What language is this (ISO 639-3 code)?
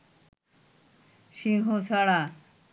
ben